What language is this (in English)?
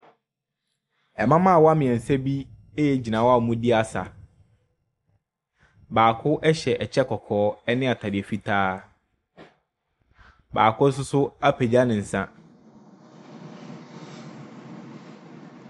Akan